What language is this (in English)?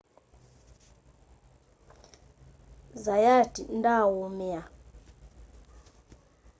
Kamba